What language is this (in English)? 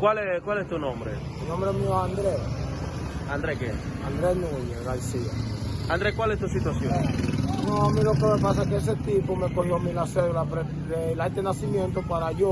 Spanish